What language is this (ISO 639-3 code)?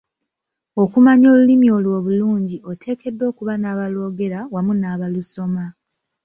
lug